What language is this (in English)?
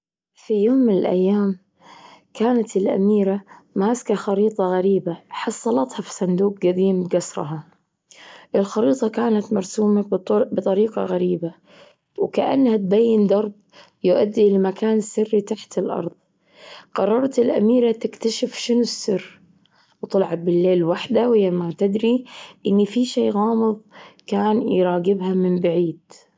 Gulf Arabic